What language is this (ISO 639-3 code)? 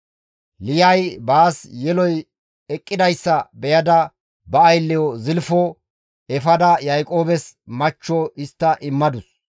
gmv